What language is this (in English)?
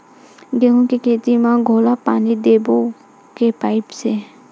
Chhattisgarhi